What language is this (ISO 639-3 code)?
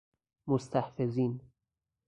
fas